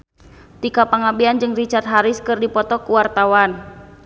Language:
Sundanese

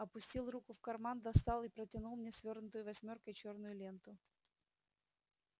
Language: Russian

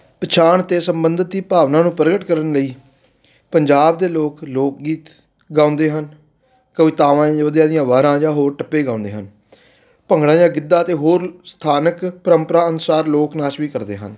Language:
Punjabi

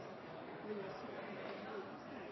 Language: Norwegian Bokmål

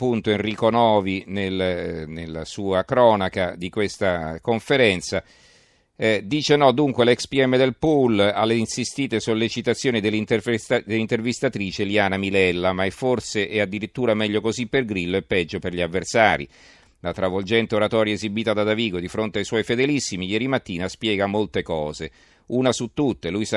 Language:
Italian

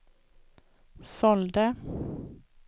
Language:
Swedish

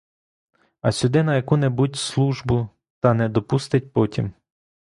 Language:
Ukrainian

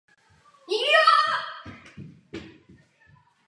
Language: Czech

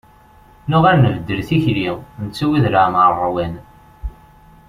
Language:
Kabyle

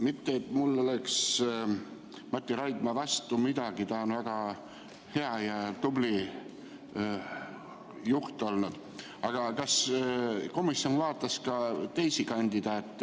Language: Estonian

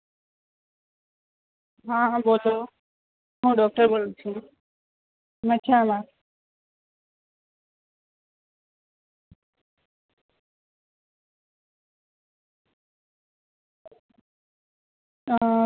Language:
Gujarati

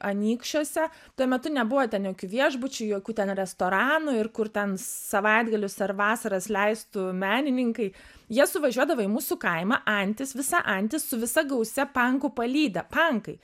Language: Lithuanian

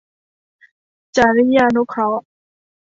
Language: Thai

